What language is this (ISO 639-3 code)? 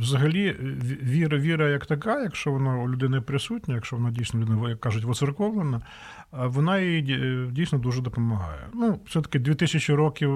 ukr